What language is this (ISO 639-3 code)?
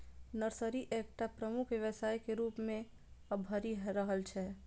mai